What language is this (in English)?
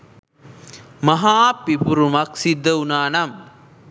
Sinhala